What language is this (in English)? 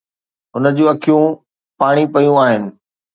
Sindhi